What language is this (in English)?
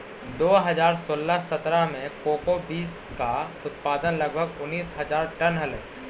Magahi